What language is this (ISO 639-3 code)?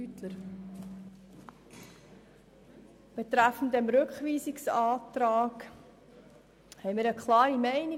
gsw